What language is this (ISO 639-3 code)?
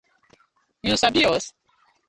pcm